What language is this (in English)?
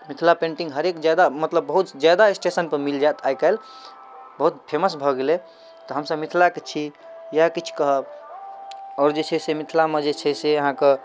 Maithili